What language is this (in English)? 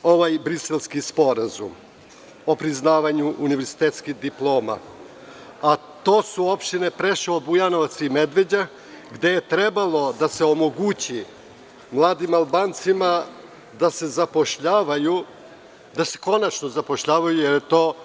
Serbian